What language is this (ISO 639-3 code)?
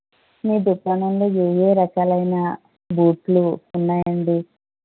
tel